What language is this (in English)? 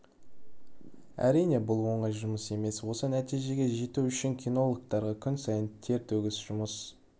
Kazakh